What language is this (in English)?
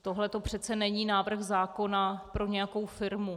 Czech